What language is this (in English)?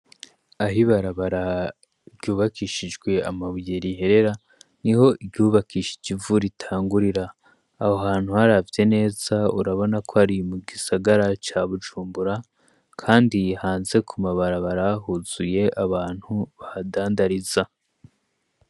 Rundi